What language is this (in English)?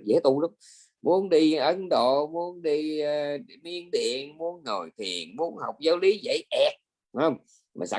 Vietnamese